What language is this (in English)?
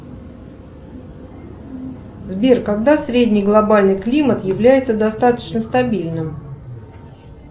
Russian